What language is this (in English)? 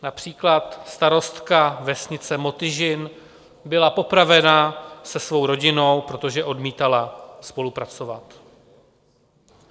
Czech